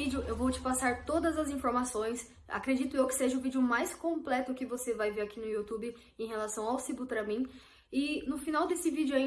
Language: Portuguese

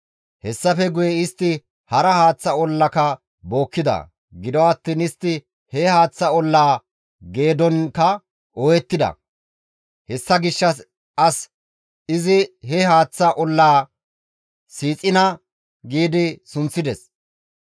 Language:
Gamo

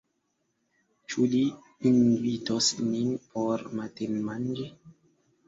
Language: Esperanto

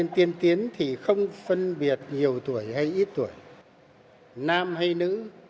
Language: Vietnamese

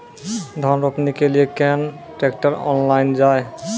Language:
Maithili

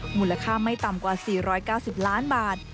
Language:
Thai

